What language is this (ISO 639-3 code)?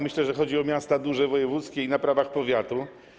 pol